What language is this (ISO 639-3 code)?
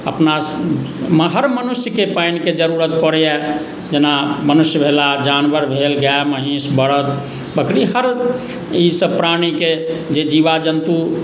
mai